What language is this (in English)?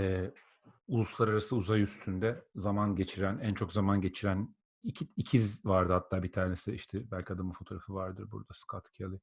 Turkish